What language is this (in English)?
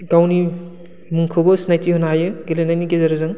Bodo